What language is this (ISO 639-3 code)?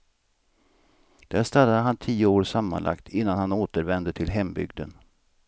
swe